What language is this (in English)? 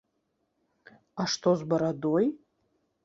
Belarusian